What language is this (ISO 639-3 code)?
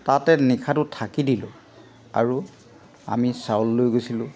asm